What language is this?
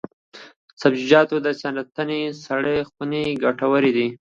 Pashto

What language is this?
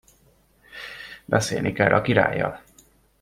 Hungarian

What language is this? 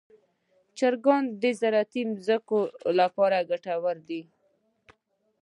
Pashto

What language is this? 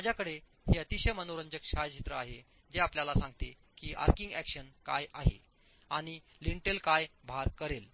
Marathi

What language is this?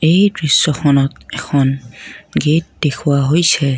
Assamese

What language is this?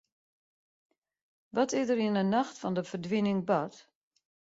Western Frisian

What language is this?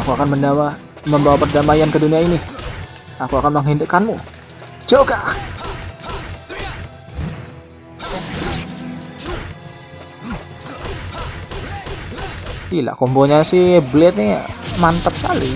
Indonesian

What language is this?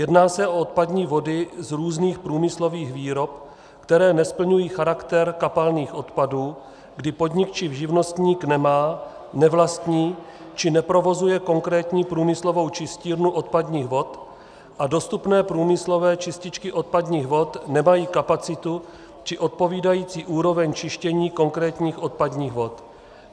Czech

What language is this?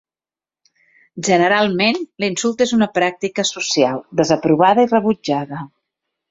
Catalan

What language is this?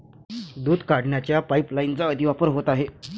Marathi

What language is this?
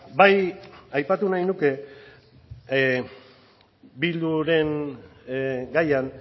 Basque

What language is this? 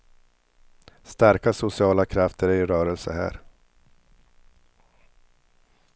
Swedish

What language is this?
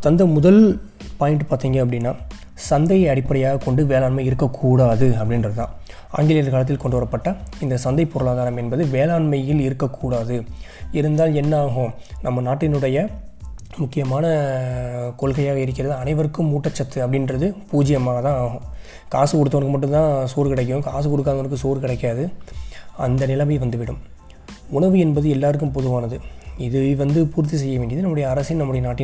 Tamil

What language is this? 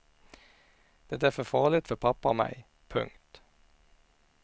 Swedish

